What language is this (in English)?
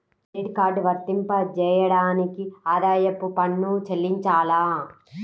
Telugu